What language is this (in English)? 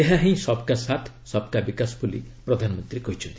Odia